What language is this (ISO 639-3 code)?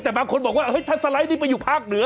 tha